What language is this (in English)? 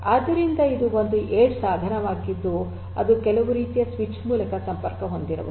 Kannada